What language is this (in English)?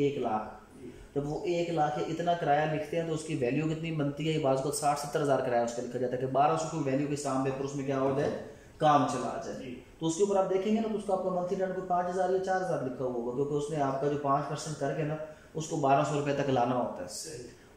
Hindi